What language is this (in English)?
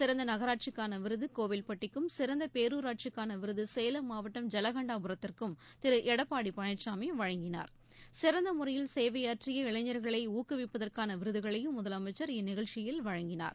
Tamil